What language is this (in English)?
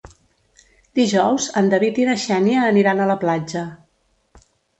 Catalan